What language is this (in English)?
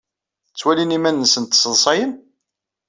Kabyle